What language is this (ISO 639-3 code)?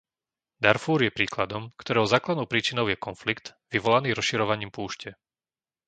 slk